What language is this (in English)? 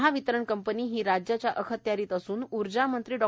Marathi